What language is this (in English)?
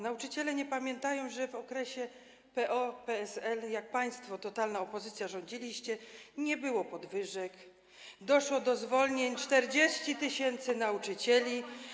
Polish